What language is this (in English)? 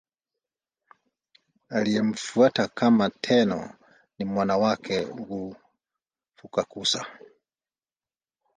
Swahili